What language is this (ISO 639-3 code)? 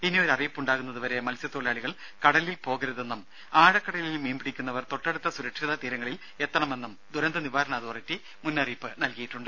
mal